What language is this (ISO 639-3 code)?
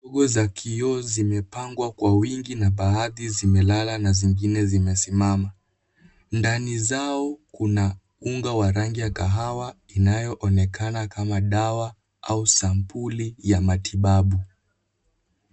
swa